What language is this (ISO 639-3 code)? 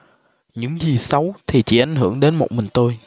vie